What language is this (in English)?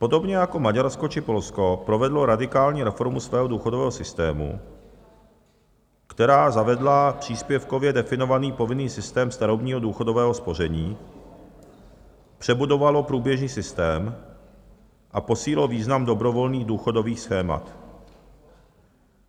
Czech